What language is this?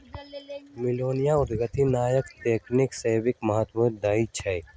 Magahi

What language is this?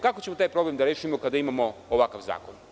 Serbian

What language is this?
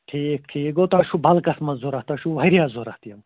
Kashmiri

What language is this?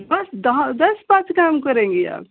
Hindi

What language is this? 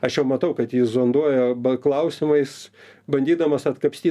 Lithuanian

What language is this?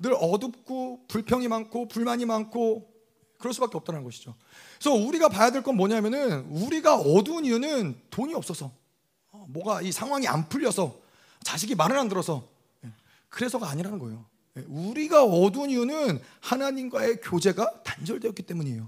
Korean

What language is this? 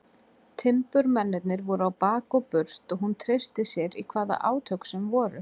Icelandic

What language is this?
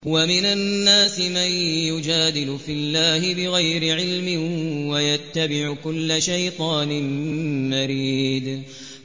Arabic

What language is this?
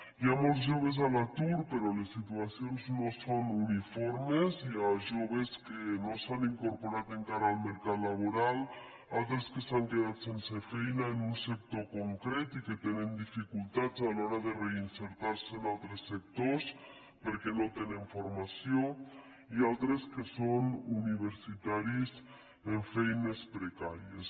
Catalan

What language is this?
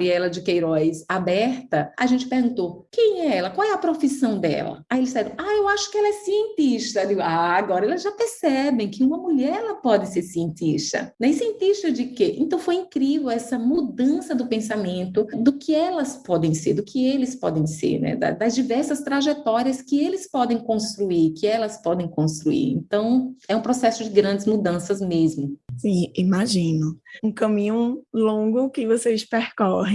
Portuguese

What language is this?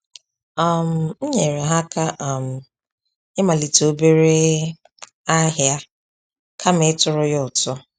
Igbo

